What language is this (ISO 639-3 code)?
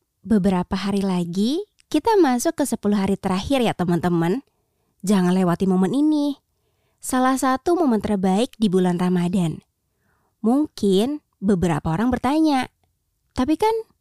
ind